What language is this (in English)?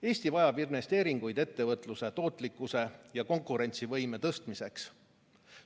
Estonian